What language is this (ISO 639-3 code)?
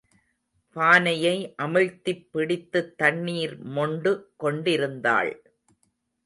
tam